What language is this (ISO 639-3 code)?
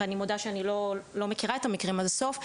heb